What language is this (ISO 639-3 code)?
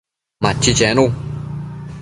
mcf